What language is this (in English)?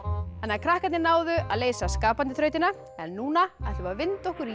Icelandic